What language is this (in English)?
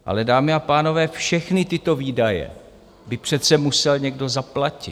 Czech